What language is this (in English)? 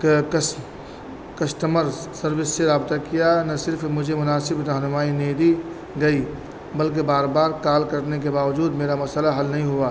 Urdu